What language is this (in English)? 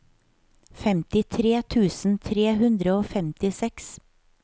Norwegian